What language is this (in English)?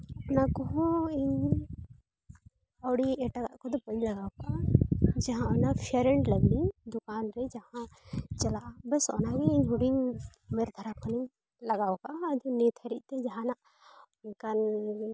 Santali